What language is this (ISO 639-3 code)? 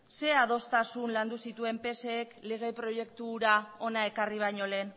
eus